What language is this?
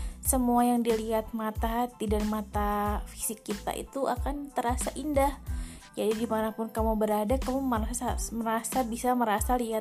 Indonesian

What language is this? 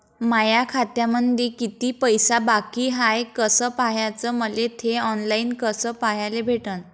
Marathi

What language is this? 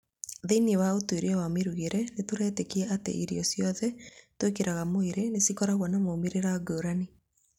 Kikuyu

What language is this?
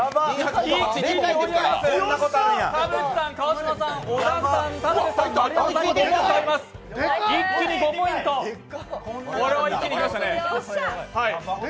Japanese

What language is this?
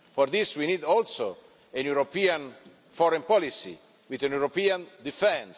English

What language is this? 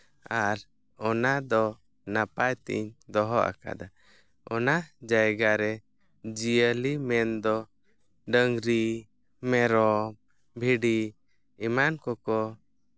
Santali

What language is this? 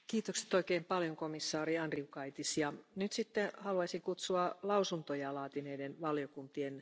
German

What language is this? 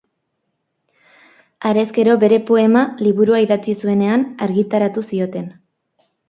Basque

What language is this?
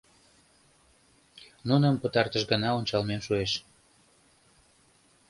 Mari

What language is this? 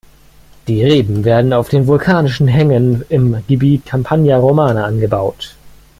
German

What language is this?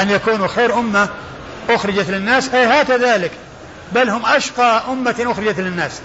Arabic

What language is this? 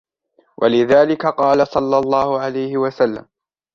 Arabic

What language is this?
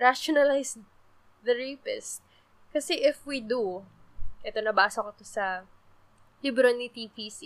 Filipino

